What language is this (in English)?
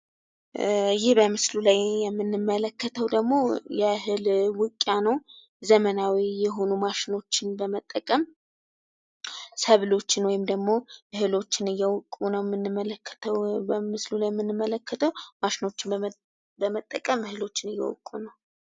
Amharic